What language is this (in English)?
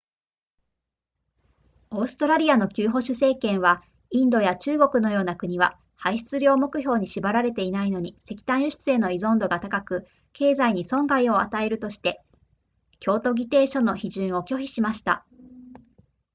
Japanese